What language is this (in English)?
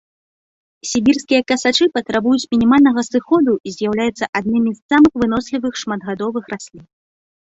Belarusian